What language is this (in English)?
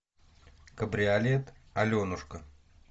Russian